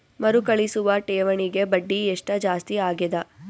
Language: Kannada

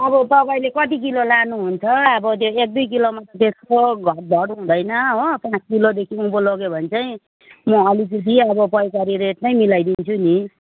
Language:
Nepali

